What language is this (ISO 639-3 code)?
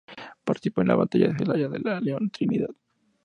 spa